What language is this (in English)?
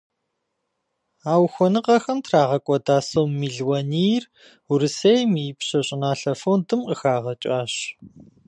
Kabardian